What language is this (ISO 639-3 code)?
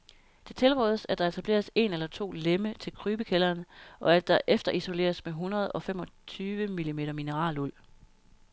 dan